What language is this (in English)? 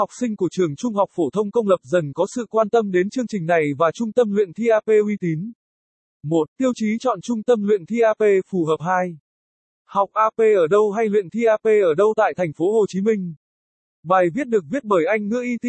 Vietnamese